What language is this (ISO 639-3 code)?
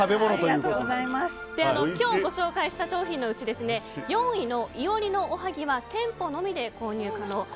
jpn